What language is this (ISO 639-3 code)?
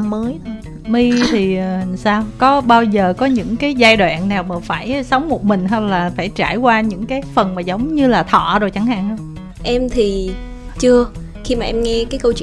vie